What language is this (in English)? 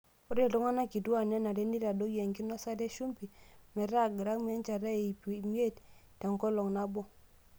Masai